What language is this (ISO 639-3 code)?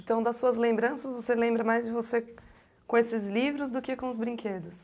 por